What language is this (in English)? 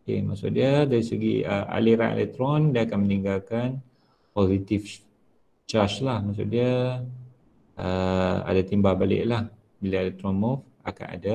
Malay